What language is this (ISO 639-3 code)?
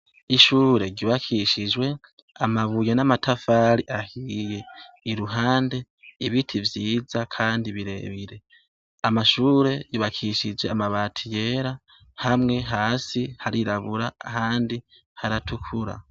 run